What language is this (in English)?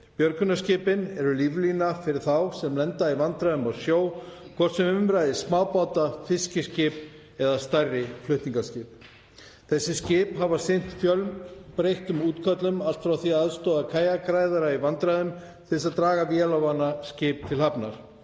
Icelandic